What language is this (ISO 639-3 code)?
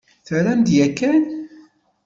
kab